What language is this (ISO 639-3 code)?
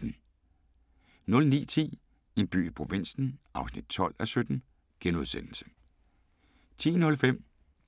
dan